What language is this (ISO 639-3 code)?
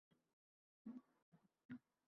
uzb